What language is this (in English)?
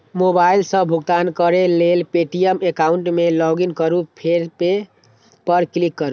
Maithili